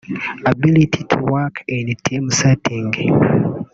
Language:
Kinyarwanda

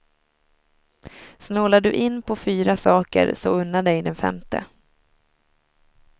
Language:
Swedish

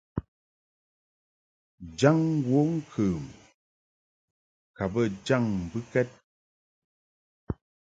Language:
Mungaka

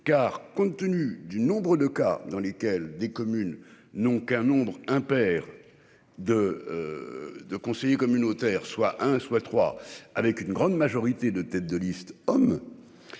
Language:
French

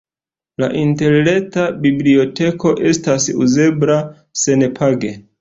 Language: Esperanto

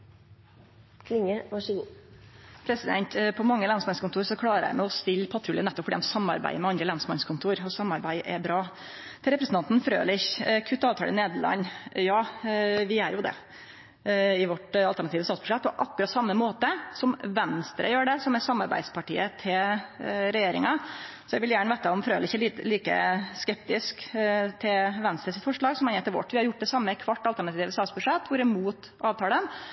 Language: Norwegian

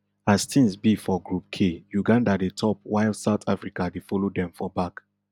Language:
Nigerian Pidgin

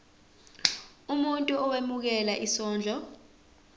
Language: Zulu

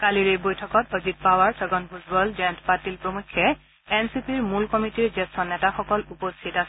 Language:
Assamese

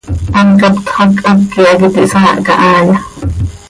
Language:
Seri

